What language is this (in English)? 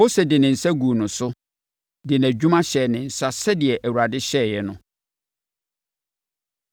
Akan